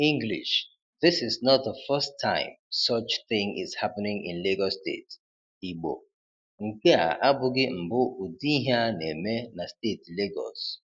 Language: Igbo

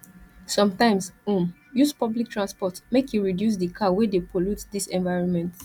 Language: Nigerian Pidgin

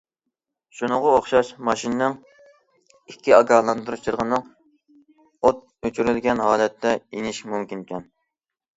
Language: Uyghur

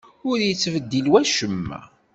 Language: Kabyle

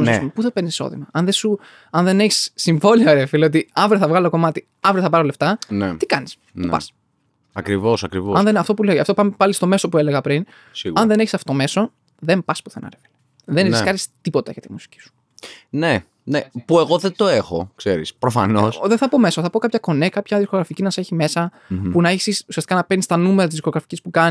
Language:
Greek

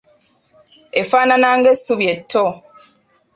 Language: Ganda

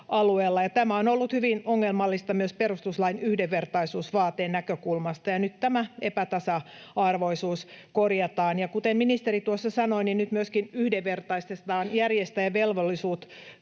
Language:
Finnish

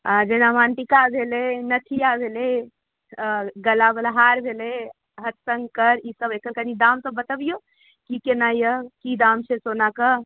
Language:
Maithili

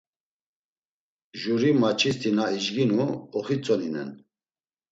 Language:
Laz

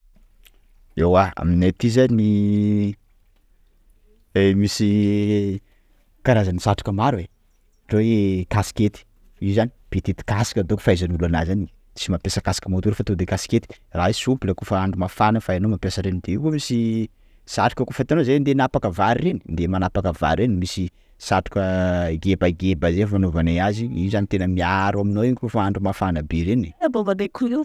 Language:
Sakalava Malagasy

